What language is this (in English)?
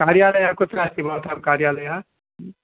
Sanskrit